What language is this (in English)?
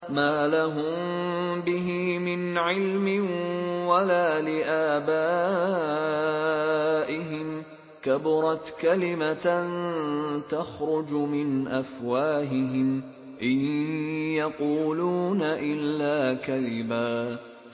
Arabic